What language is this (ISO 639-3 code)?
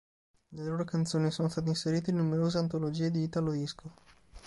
ita